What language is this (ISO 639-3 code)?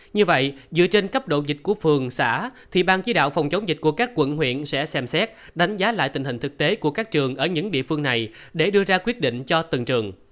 vie